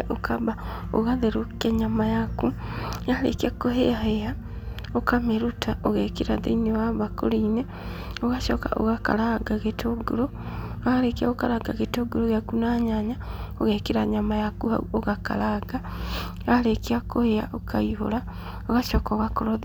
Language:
Kikuyu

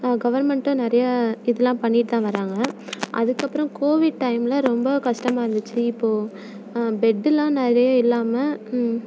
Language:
Tamil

